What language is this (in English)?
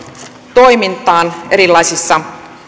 Finnish